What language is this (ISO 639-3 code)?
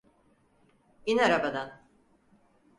tur